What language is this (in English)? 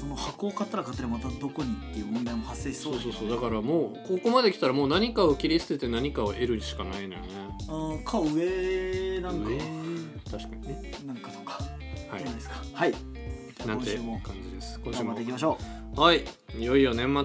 Japanese